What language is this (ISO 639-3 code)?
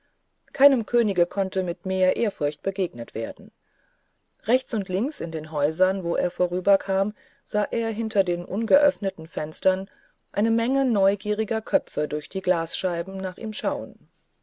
deu